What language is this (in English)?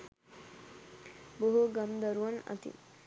Sinhala